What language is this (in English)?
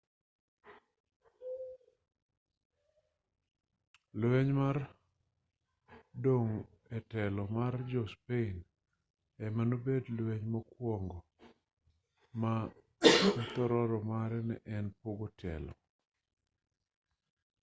Luo (Kenya and Tanzania)